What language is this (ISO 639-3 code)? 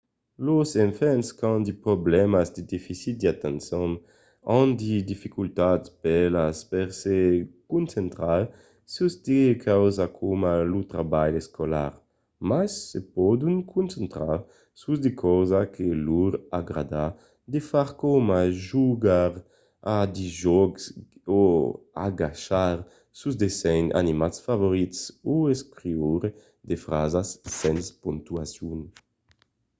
oci